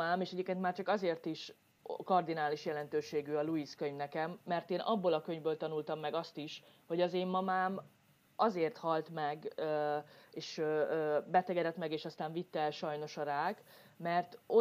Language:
Hungarian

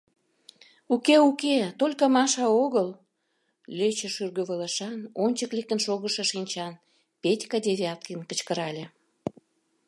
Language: Mari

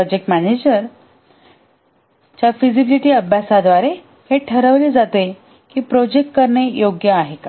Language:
Marathi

